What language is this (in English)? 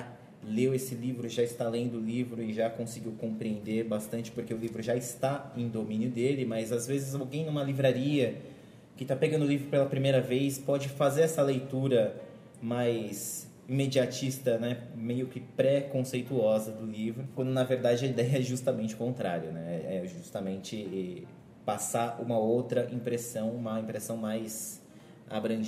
Portuguese